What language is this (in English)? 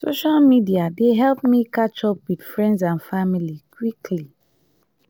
Nigerian Pidgin